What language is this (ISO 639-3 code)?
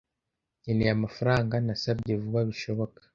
kin